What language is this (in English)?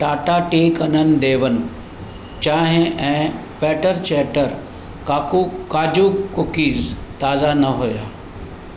Sindhi